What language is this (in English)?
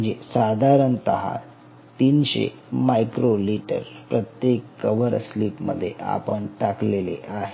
Marathi